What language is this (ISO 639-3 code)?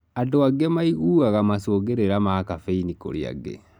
kik